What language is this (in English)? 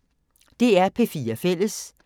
Danish